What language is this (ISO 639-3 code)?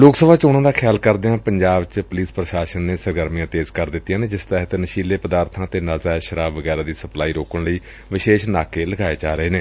pan